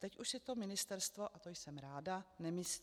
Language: Czech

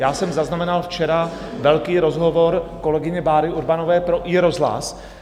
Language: Czech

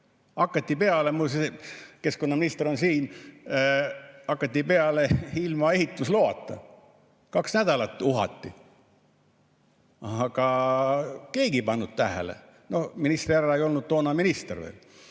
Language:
Estonian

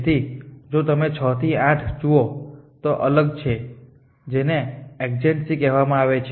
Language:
Gujarati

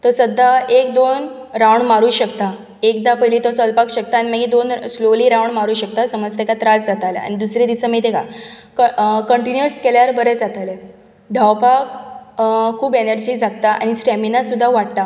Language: Konkani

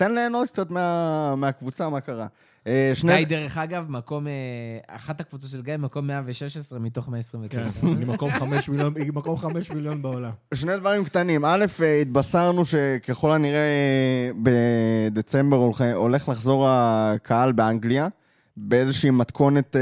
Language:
Hebrew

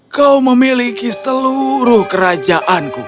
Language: Indonesian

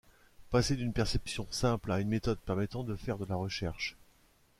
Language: French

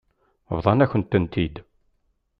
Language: Kabyle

